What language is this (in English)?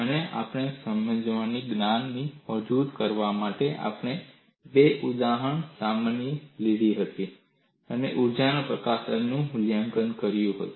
Gujarati